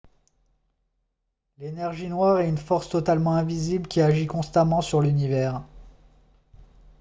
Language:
French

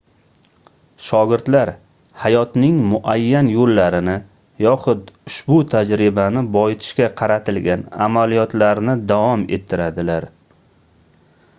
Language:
Uzbek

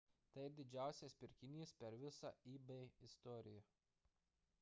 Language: Lithuanian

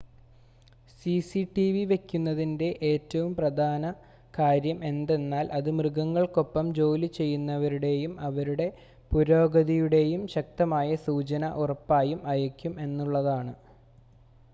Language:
Malayalam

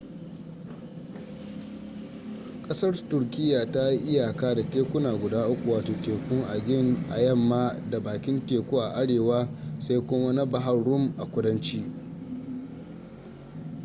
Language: Hausa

